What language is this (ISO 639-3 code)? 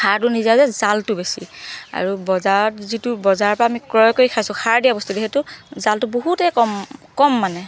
asm